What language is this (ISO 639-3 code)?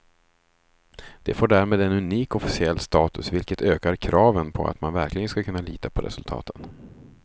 swe